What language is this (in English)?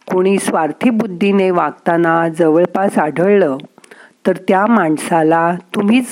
Marathi